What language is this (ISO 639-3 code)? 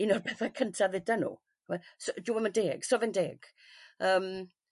cym